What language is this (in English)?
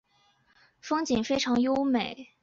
Chinese